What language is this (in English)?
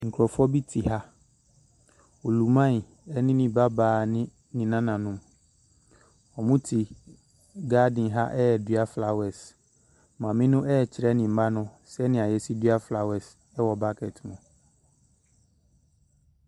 Akan